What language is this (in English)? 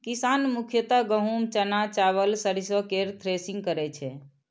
Maithili